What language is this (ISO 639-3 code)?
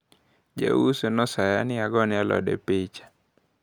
luo